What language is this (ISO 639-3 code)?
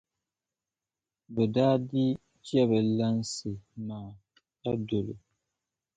dag